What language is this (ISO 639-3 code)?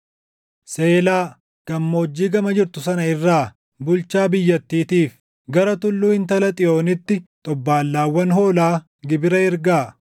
orm